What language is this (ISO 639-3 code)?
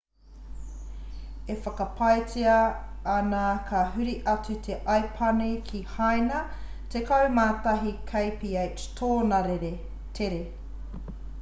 mri